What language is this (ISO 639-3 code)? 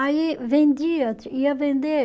por